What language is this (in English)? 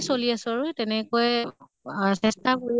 Assamese